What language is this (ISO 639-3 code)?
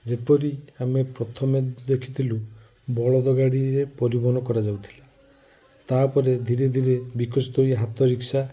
ori